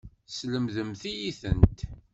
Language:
Kabyle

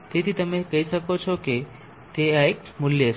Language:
Gujarati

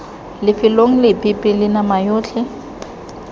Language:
Tswana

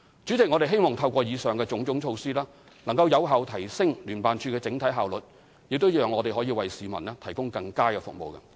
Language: Cantonese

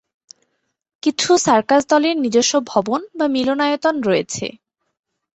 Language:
Bangla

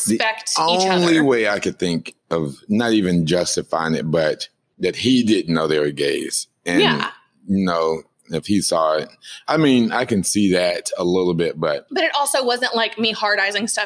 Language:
English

